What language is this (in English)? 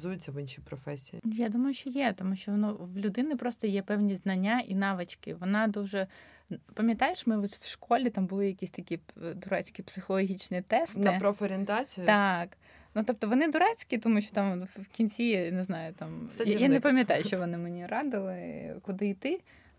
Ukrainian